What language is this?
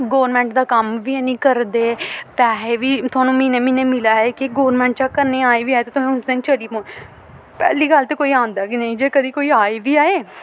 Dogri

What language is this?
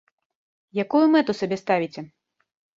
Belarusian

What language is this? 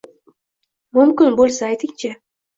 Uzbek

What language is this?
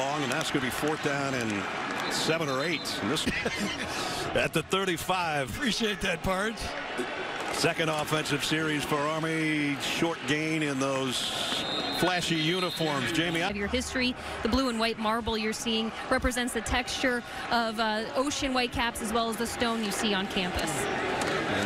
English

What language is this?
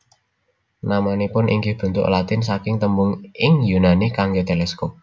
Javanese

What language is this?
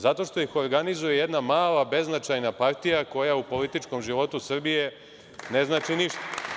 Serbian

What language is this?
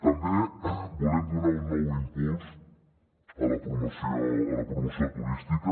Catalan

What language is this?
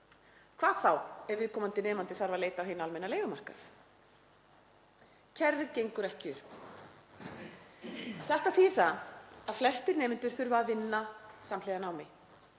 Icelandic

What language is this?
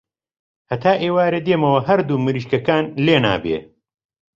Central Kurdish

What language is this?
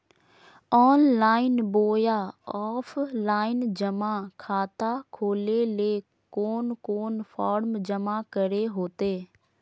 Magahi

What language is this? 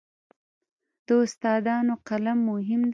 Pashto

